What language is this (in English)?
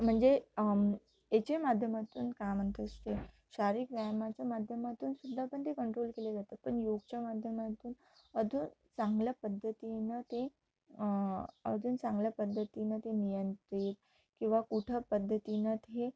Marathi